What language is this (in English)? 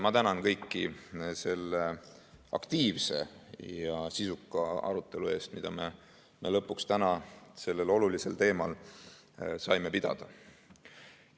Estonian